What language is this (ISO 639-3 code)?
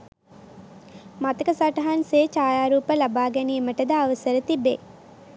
sin